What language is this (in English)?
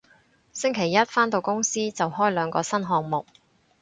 Cantonese